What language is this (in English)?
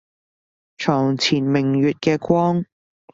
Cantonese